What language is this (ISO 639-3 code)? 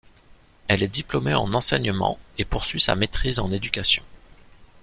fra